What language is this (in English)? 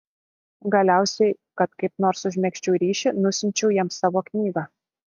Lithuanian